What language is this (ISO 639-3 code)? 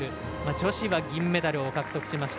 jpn